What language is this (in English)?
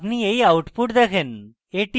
Bangla